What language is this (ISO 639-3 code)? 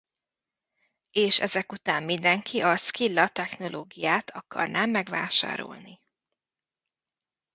hun